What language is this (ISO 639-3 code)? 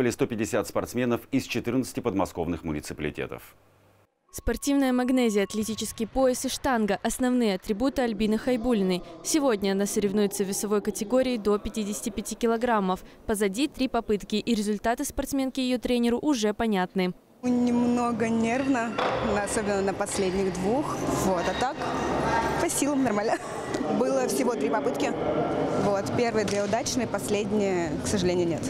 rus